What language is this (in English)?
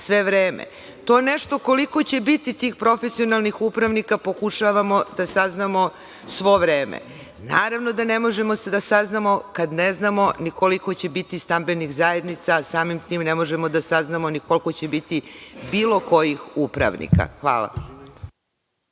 Serbian